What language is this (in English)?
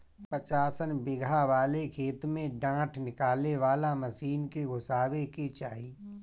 Bhojpuri